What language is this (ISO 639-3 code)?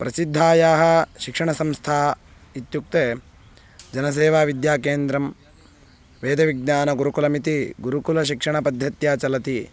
san